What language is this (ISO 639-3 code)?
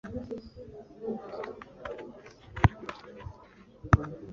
kin